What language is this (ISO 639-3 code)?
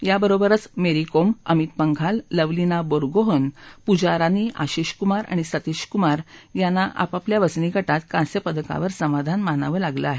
mar